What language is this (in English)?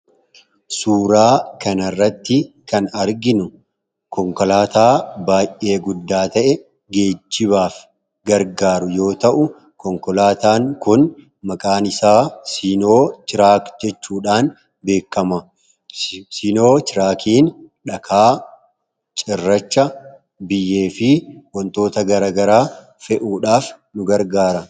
Oromo